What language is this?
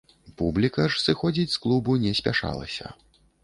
Belarusian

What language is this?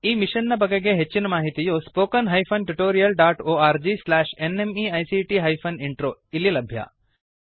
Kannada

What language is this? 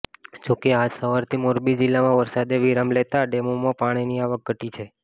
Gujarati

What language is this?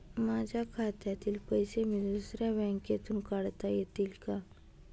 Marathi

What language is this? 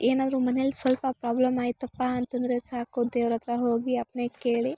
Kannada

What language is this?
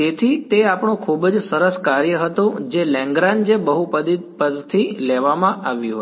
Gujarati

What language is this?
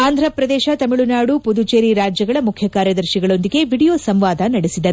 Kannada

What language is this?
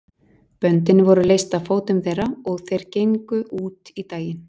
Icelandic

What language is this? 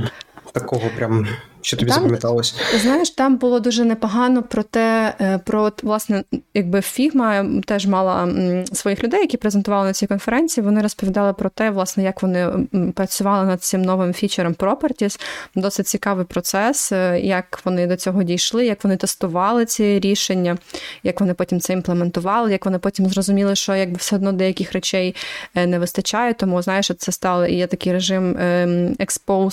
Ukrainian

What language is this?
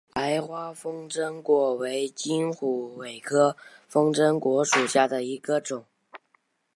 Chinese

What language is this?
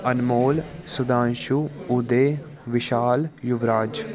Punjabi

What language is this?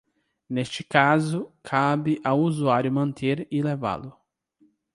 Portuguese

